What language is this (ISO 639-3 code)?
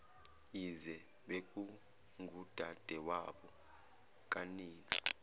zul